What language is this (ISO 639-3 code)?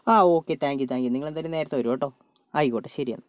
mal